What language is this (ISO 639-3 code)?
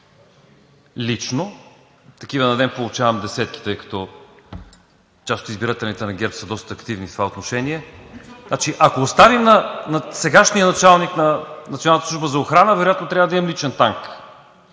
bul